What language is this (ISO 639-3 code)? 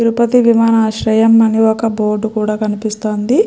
tel